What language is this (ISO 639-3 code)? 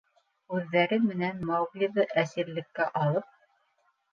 bak